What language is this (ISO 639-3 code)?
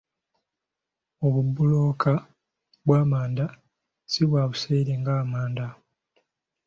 lug